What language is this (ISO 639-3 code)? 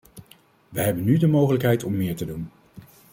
nld